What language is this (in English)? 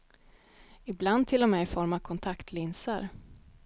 Swedish